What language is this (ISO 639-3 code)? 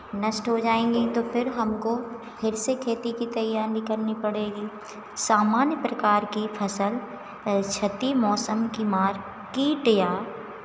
hin